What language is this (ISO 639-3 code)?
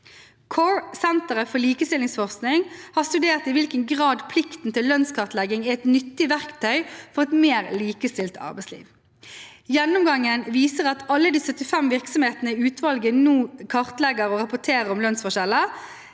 nor